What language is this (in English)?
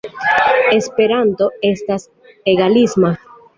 Esperanto